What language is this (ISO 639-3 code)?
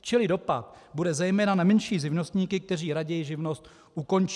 ces